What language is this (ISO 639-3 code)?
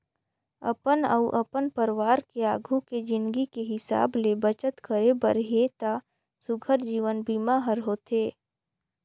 hne